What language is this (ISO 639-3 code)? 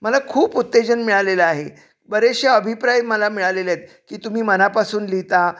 mar